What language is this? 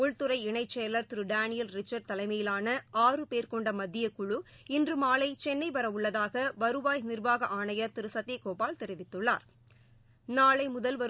Tamil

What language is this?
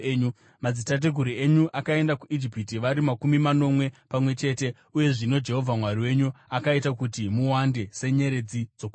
Shona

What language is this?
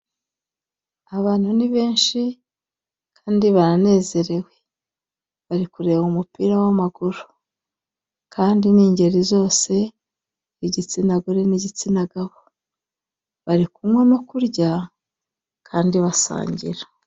Kinyarwanda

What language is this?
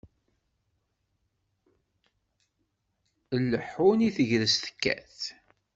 Kabyle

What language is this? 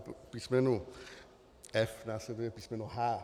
Czech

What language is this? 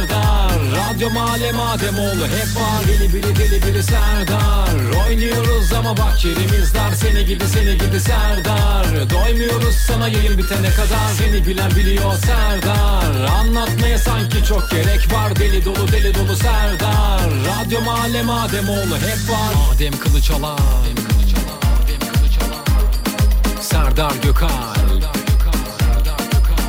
Turkish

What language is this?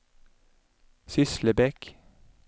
Swedish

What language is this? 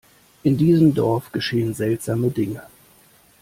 German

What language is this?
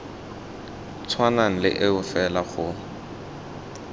Tswana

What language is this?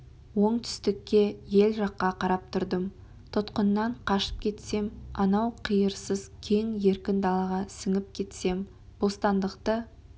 Kazakh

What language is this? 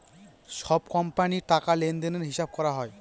Bangla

